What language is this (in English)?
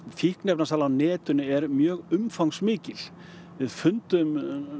Icelandic